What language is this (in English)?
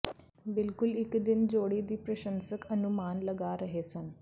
Punjabi